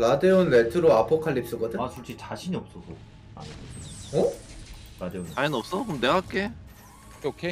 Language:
Korean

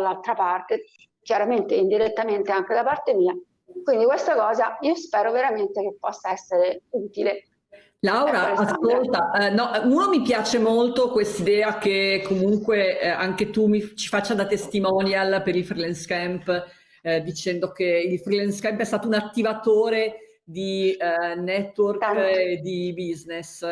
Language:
Italian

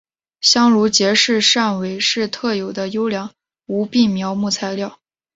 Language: Chinese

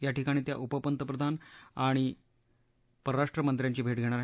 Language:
Marathi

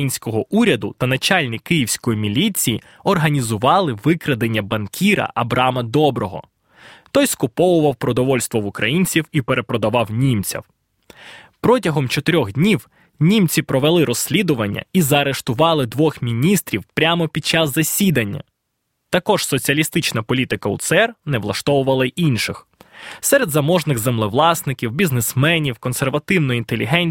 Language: Ukrainian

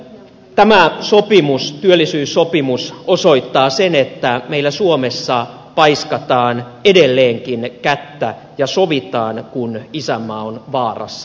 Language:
Finnish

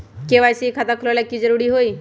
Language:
Magahi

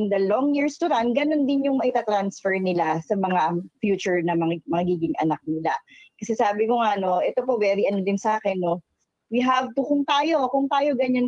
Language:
Filipino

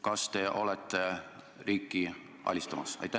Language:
Estonian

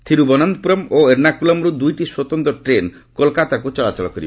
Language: Odia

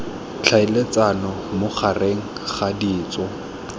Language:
Tswana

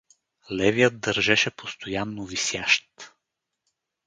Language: Bulgarian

